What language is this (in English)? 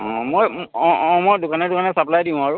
Assamese